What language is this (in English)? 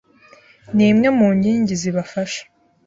Kinyarwanda